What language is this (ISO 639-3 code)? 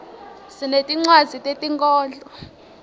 ssw